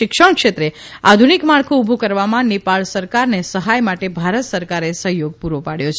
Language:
Gujarati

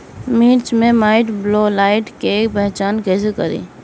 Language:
Bhojpuri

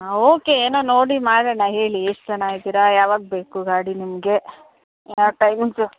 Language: Kannada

